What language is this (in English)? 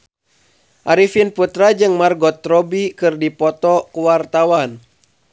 Sundanese